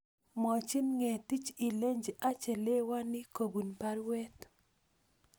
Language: Kalenjin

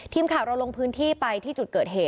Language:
Thai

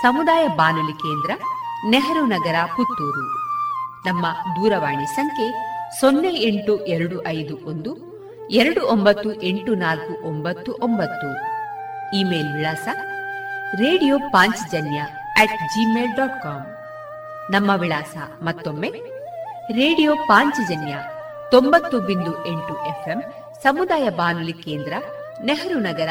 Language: Kannada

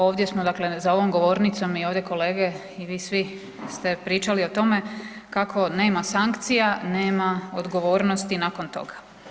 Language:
Croatian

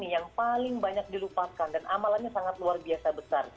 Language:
Indonesian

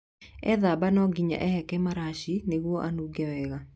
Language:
Kikuyu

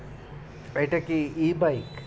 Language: Bangla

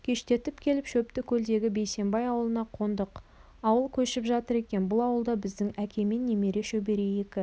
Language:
Kazakh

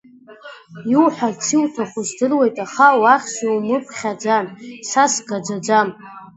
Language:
Abkhazian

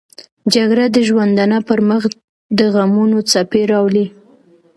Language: Pashto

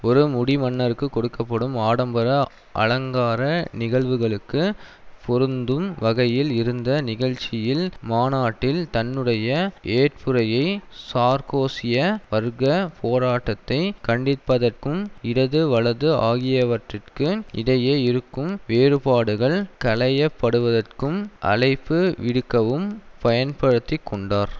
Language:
Tamil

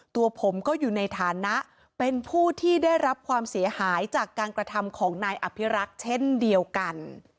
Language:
Thai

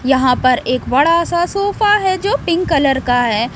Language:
Hindi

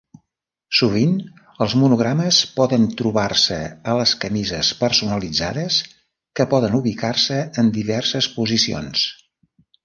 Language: Catalan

